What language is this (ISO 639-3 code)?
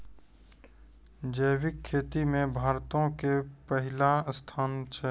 mai